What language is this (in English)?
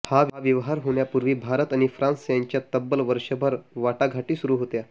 Marathi